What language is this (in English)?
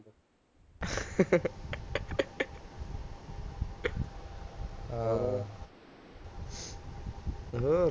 Punjabi